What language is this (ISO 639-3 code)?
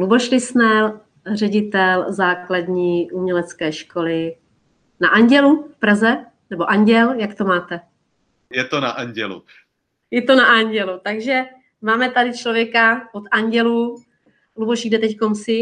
ces